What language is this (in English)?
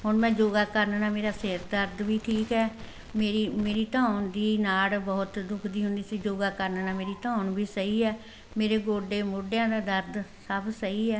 Punjabi